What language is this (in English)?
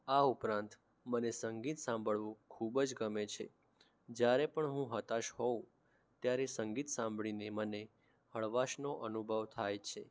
Gujarati